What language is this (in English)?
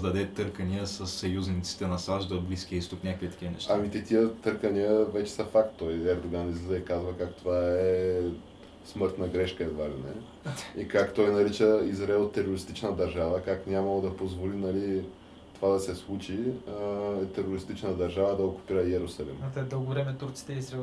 Bulgarian